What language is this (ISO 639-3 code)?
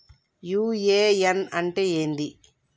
tel